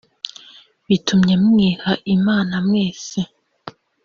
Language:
Kinyarwanda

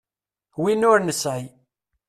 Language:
Kabyle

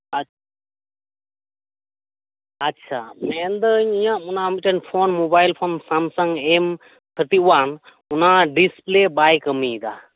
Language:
Santali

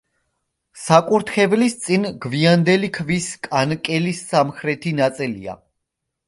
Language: Georgian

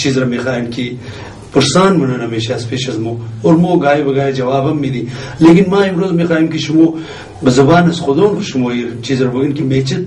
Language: Persian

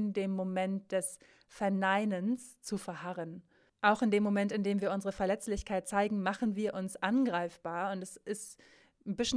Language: German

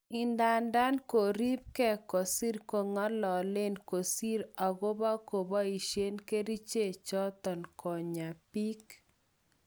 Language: Kalenjin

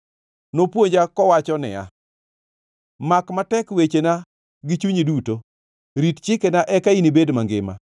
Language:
Luo (Kenya and Tanzania)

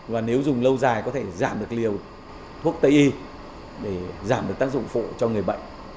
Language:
Vietnamese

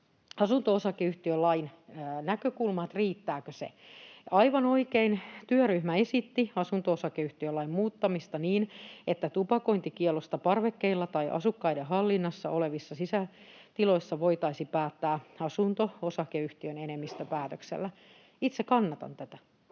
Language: Finnish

